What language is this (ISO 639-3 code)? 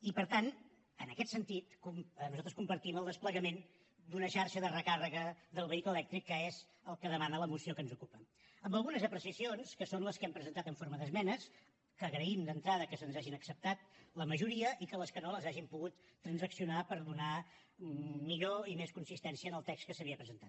cat